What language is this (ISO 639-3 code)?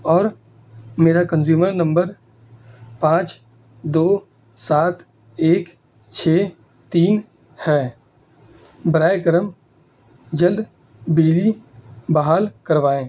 urd